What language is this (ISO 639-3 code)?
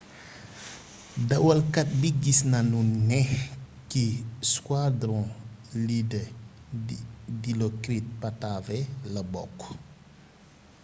wol